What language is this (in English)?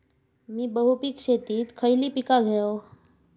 Marathi